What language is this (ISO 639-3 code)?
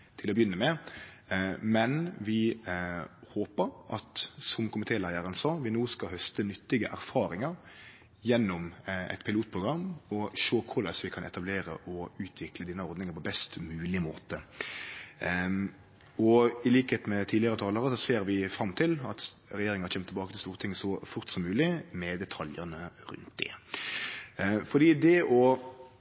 nno